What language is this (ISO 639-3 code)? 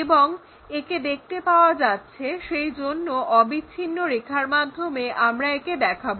ben